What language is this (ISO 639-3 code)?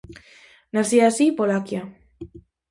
glg